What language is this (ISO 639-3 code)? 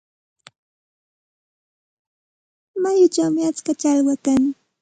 qxt